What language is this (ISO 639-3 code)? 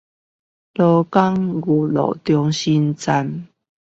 zho